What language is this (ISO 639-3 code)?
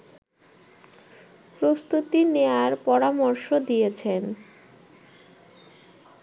ben